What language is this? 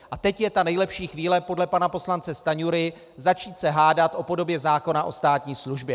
Czech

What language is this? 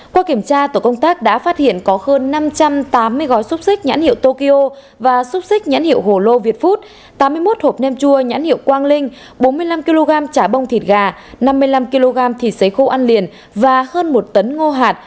Vietnamese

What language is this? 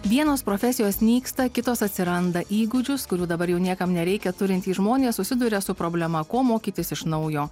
Lithuanian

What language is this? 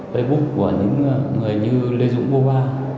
Vietnamese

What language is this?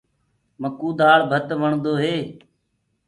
Gurgula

